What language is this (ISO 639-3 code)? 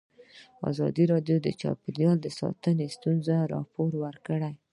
pus